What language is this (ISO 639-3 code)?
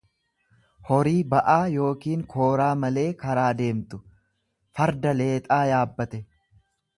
orm